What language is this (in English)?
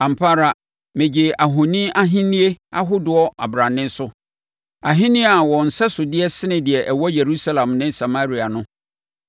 Akan